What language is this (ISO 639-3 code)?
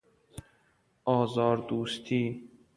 fas